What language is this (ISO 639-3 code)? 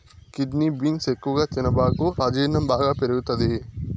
tel